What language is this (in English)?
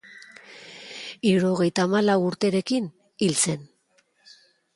Basque